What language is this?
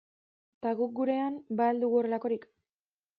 Basque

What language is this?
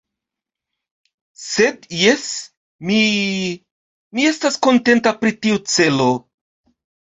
Esperanto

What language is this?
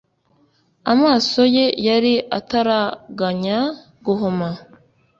Kinyarwanda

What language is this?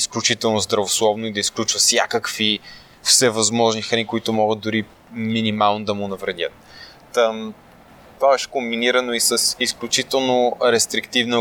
Bulgarian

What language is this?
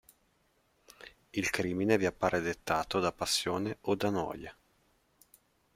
Italian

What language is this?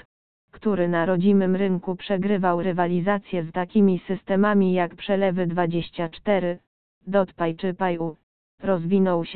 Polish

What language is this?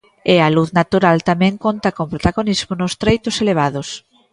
Galician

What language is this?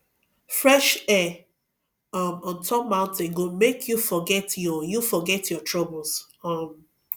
Nigerian Pidgin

